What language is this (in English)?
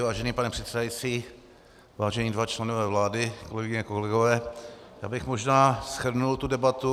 Czech